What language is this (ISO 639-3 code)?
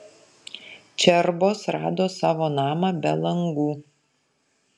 lit